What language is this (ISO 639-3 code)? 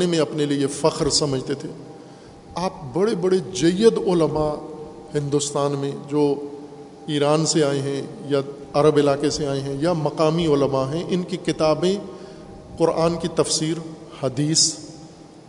urd